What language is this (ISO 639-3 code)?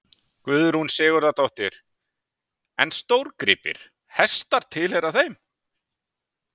isl